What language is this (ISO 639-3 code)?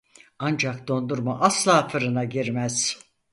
tur